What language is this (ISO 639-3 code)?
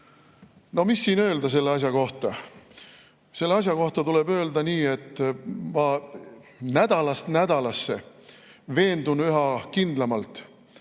est